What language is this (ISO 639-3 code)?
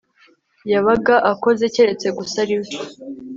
kin